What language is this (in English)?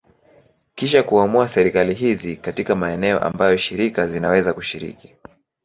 Swahili